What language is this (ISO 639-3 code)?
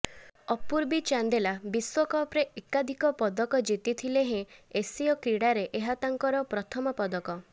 ori